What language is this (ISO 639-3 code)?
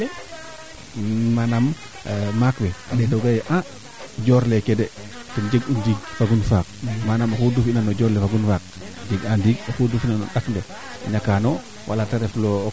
srr